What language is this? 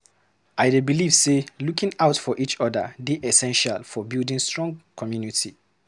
Nigerian Pidgin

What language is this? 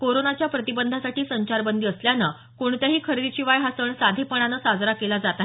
Marathi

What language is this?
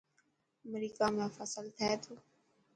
Dhatki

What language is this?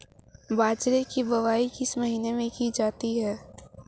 Hindi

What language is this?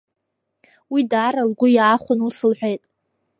Abkhazian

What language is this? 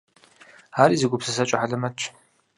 Kabardian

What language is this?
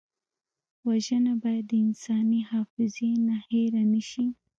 Pashto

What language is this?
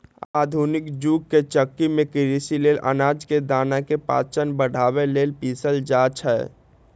Magahi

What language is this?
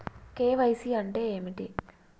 Telugu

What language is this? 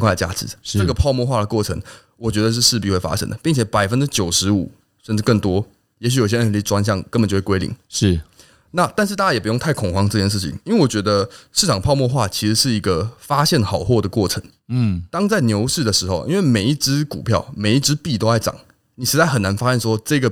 Chinese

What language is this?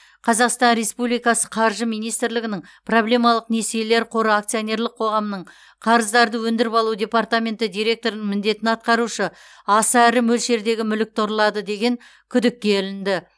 Kazakh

